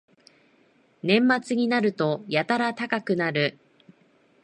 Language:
Japanese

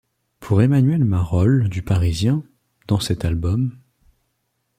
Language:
French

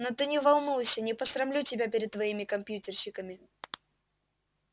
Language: Russian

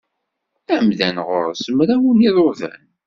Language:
Kabyle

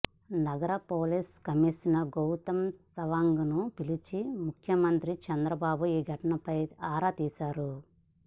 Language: Telugu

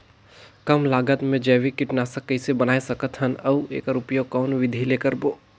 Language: Chhattisgarhi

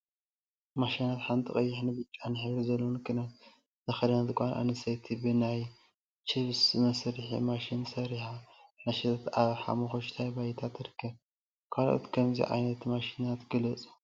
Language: Tigrinya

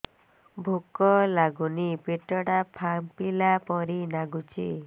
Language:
Odia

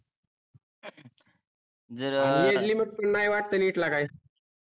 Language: Marathi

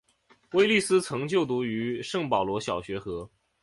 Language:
Chinese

